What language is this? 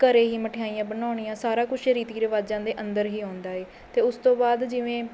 Punjabi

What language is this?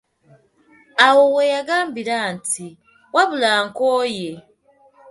Ganda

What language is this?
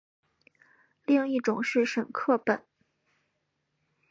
Chinese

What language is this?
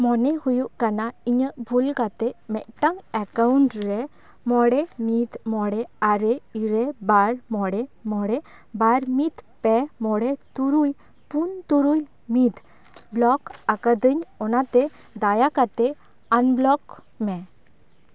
Santali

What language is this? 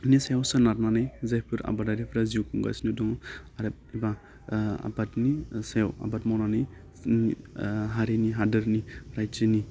Bodo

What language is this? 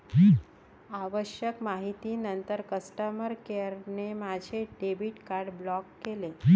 Marathi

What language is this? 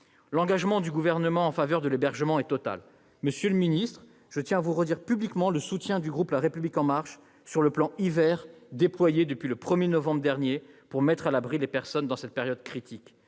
French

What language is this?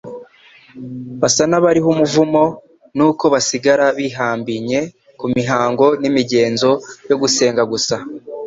Kinyarwanda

